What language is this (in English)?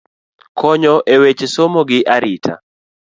Luo (Kenya and Tanzania)